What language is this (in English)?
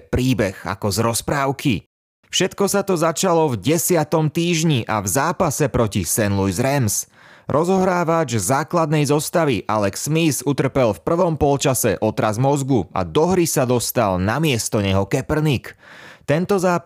Slovak